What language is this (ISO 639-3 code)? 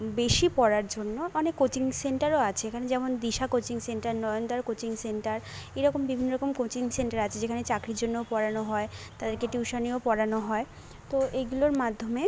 ben